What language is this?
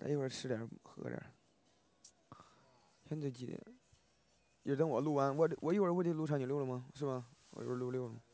Chinese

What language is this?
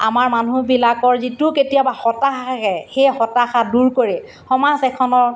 Assamese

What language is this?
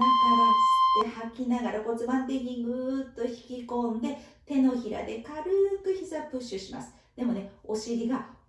Japanese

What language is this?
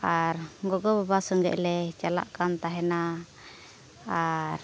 Santali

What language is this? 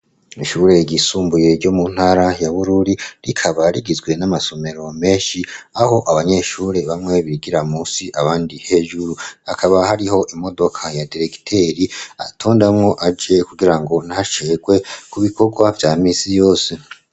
Rundi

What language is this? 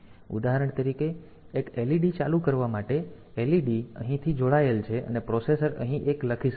Gujarati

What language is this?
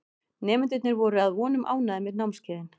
Icelandic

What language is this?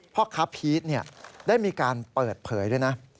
Thai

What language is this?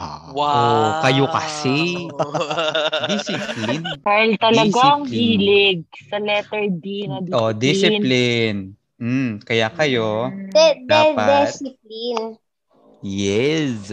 Filipino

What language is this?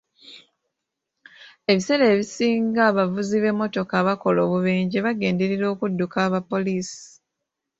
Ganda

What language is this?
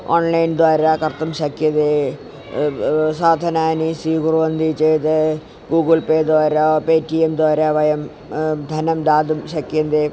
Sanskrit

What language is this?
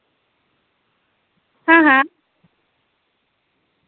Dogri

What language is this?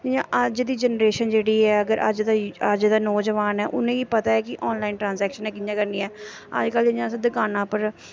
Dogri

